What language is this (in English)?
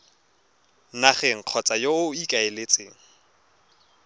Tswana